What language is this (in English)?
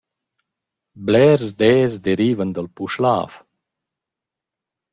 Romansh